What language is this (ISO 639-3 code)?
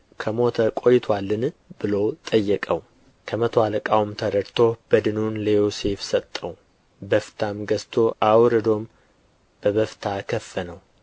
amh